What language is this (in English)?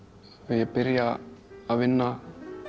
Icelandic